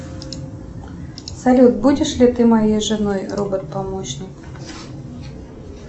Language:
Russian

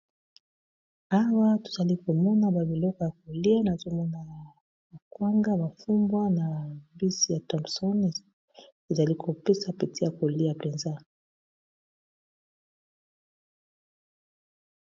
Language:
Lingala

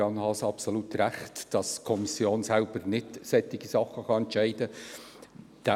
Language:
Swiss German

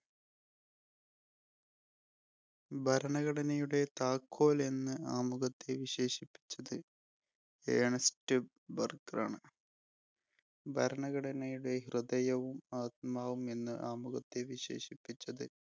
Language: Malayalam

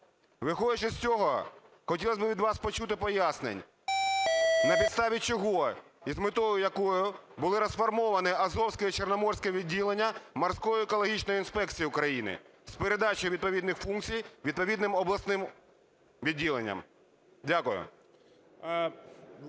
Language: Ukrainian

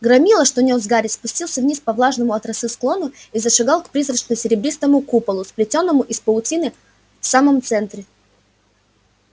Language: Russian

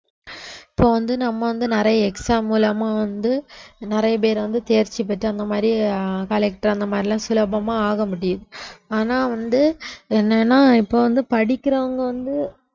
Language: Tamil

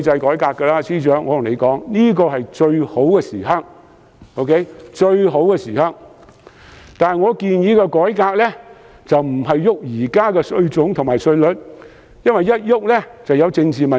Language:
Cantonese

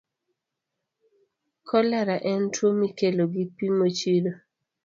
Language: Luo (Kenya and Tanzania)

